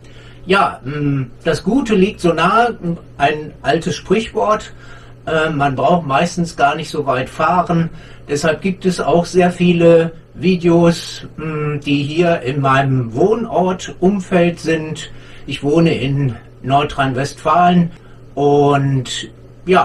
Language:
German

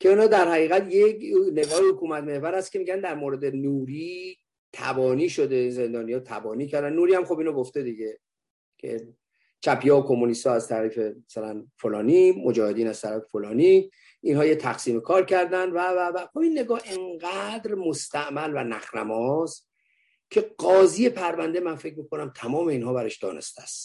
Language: Persian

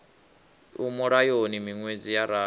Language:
Venda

